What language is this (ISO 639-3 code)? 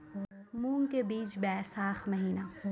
mai